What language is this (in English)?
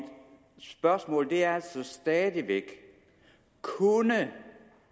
Danish